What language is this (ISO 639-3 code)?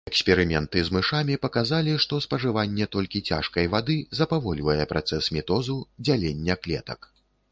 bel